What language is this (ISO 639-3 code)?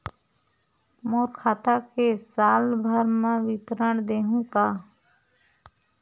hne